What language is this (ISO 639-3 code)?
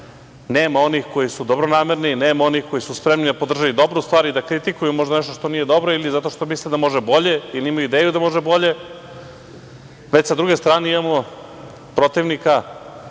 srp